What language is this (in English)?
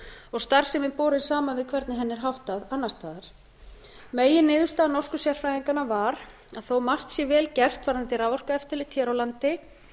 Icelandic